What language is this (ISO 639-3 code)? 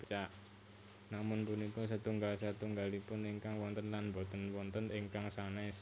jav